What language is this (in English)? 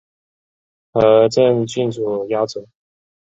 Chinese